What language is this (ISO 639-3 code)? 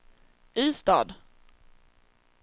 swe